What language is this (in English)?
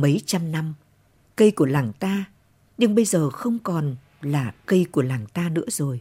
Vietnamese